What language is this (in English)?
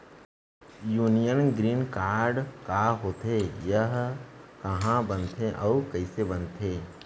Chhattisgarhi